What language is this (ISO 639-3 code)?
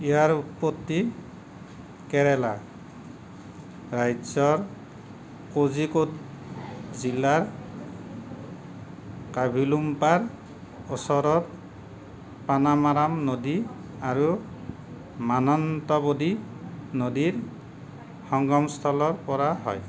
asm